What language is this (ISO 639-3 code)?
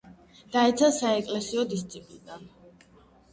kat